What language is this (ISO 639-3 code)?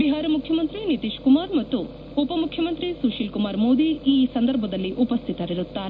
kan